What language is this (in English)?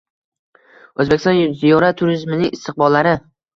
Uzbek